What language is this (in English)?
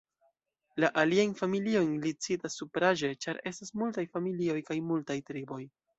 Esperanto